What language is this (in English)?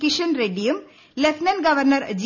Malayalam